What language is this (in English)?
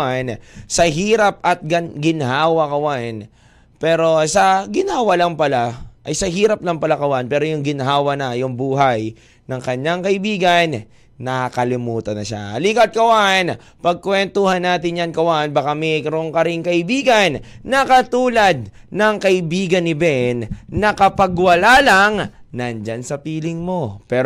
Filipino